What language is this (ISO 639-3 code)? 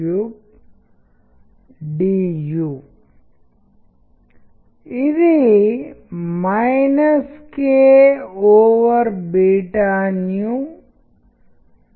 tel